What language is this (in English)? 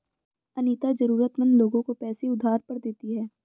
Hindi